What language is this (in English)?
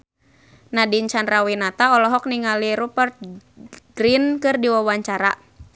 Sundanese